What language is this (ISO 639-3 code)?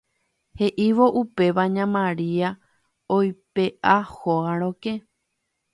grn